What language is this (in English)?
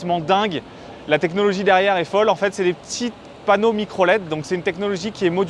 French